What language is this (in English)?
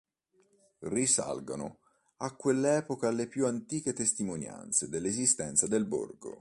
Italian